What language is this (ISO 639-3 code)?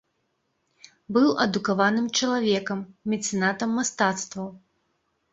bel